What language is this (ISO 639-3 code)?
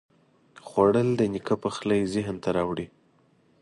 pus